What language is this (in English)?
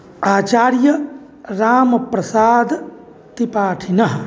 Sanskrit